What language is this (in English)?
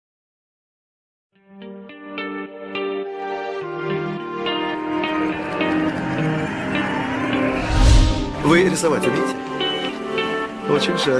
Russian